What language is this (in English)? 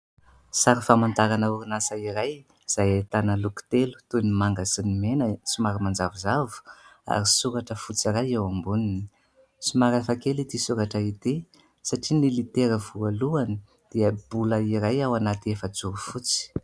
Malagasy